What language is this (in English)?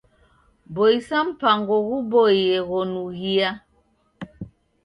Taita